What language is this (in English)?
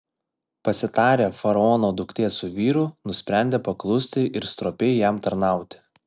Lithuanian